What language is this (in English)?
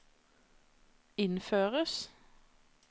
Norwegian